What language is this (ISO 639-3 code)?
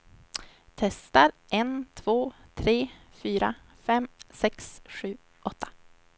swe